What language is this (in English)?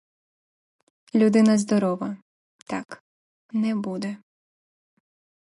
Ukrainian